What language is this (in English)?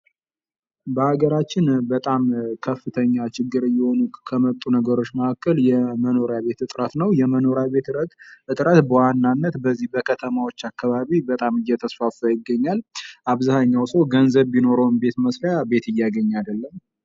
Amharic